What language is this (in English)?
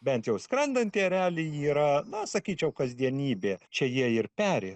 Lithuanian